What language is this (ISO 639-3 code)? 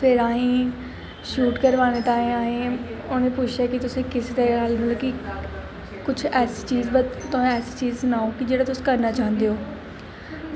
doi